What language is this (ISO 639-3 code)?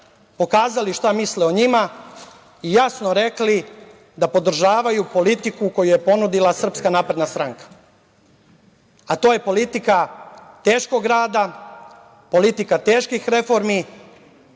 srp